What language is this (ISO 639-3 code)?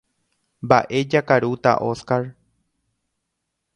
grn